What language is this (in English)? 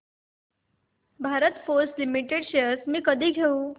Marathi